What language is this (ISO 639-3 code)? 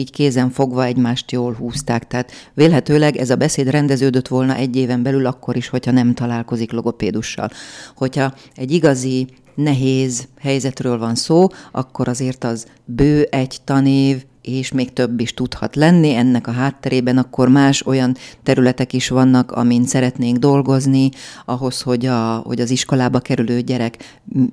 hun